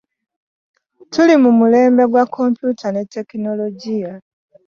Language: Ganda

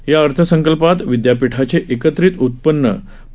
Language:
Marathi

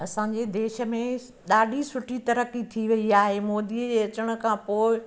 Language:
Sindhi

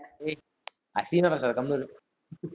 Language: Tamil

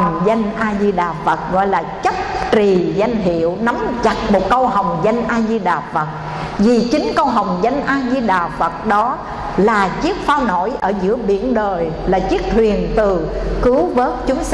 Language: Vietnamese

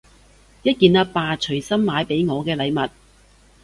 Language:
Cantonese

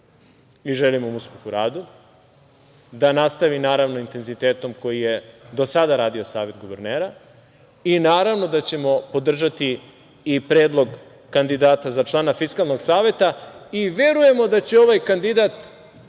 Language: Serbian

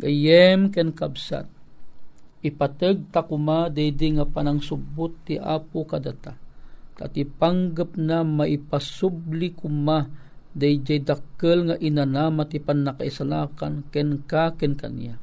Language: Filipino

